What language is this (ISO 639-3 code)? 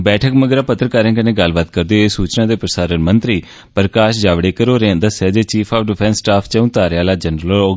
doi